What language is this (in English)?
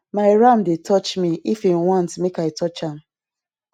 Nigerian Pidgin